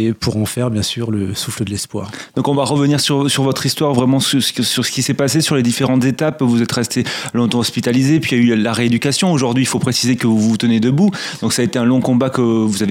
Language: French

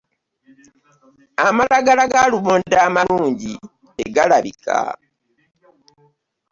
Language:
Ganda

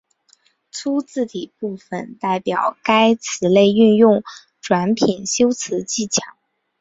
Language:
Chinese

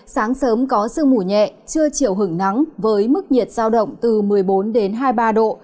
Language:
Vietnamese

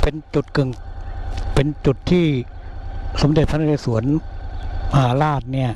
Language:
Thai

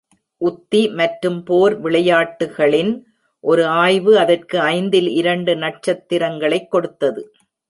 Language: Tamil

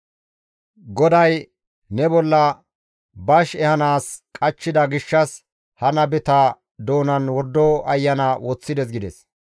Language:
Gamo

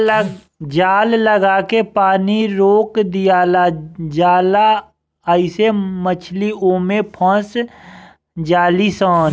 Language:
Bhojpuri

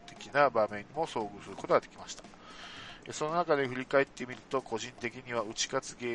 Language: Japanese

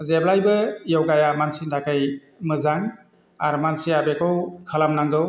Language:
Bodo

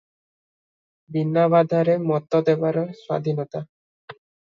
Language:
Odia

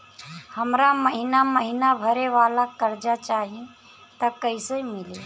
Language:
Bhojpuri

